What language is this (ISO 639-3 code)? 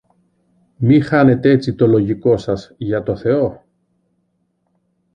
ell